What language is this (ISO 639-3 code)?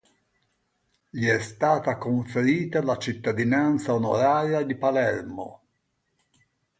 ita